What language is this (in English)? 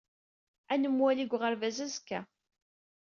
Kabyle